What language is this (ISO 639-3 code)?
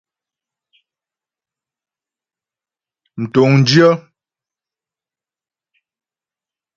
bbj